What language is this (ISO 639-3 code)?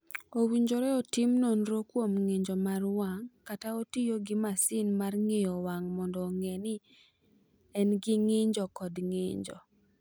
luo